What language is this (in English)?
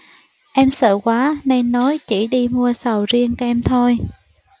Vietnamese